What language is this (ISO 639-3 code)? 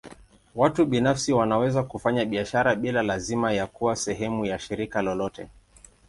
swa